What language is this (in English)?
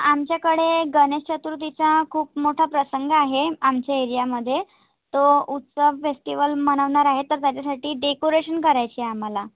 Marathi